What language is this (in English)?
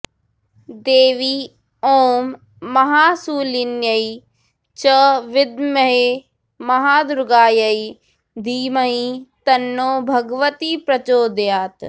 Sanskrit